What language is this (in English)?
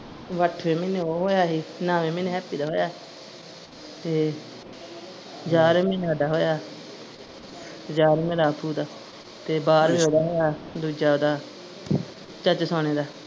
Punjabi